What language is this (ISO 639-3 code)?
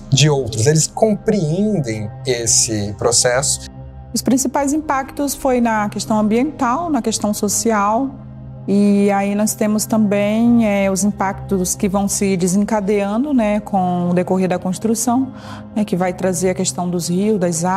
por